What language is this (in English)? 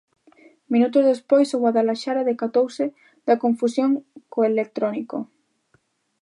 Galician